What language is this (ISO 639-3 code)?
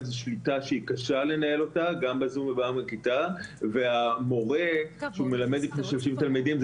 heb